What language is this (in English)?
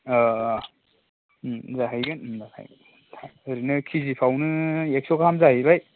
Bodo